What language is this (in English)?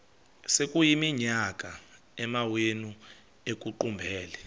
Xhosa